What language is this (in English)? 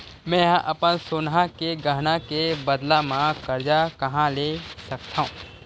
Chhattisgarhi